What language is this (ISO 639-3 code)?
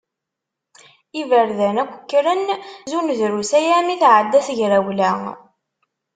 kab